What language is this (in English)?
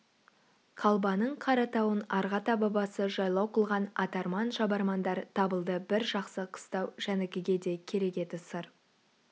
Kazakh